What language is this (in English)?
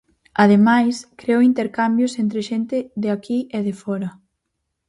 Galician